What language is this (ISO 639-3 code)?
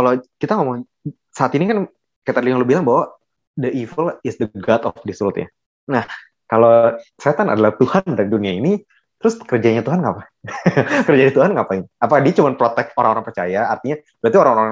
ind